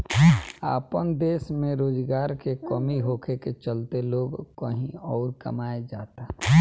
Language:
Bhojpuri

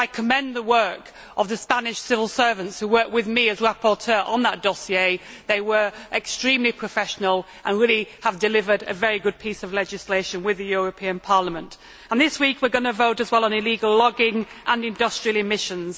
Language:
English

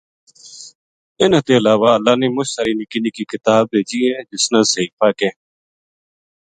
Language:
Gujari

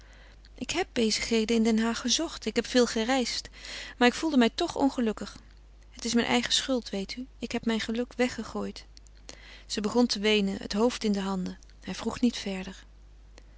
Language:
Dutch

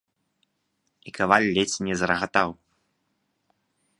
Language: Belarusian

